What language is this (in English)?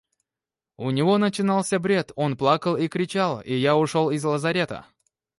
Russian